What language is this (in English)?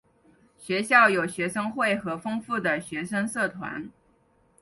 Chinese